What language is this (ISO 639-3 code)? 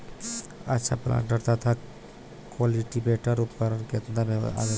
bho